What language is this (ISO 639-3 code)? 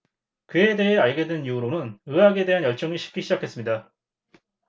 kor